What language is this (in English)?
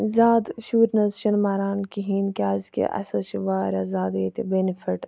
Kashmiri